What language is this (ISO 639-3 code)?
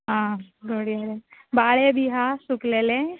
kok